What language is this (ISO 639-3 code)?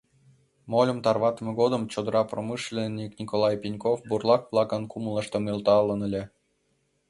chm